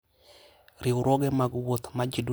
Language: Luo (Kenya and Tanzania)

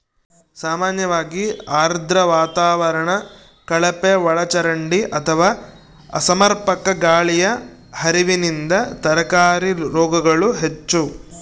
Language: Kannada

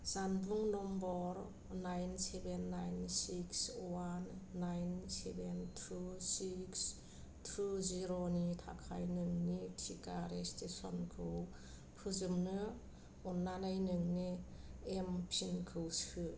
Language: Bodo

